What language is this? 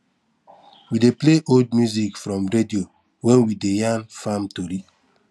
Nigerian Pidgin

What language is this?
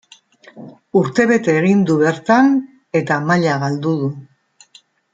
Basque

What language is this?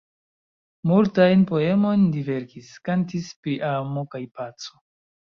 Esperanto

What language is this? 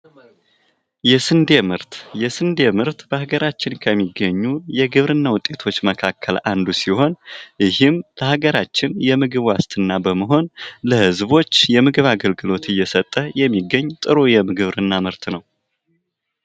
Amharic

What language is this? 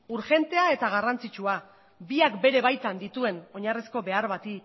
Basque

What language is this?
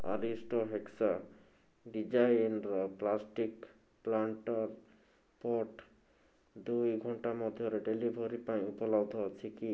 Odia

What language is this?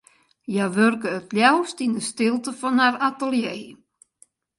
Western Frisian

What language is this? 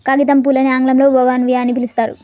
Telugu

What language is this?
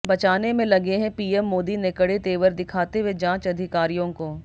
Hindi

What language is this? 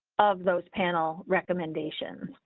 English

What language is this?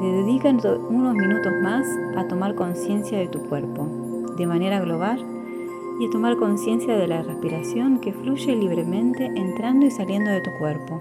Spanish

